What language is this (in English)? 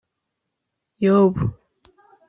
Kinyarwanda